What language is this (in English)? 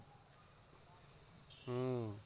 Gujarati